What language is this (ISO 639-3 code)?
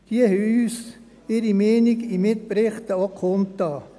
gsw